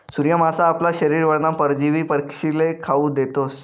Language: Marathi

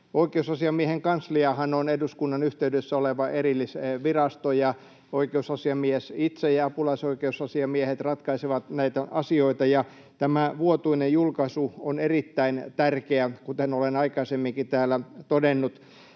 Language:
Finnish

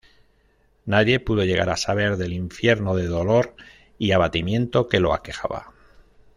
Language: Spanish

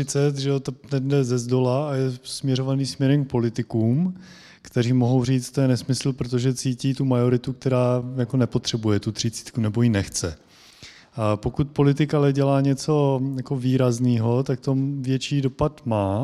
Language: Czech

